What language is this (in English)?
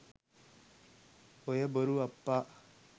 Sinhala